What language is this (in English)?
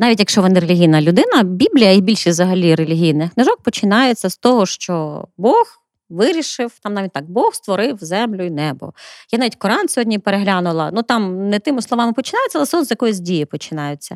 Ukrainian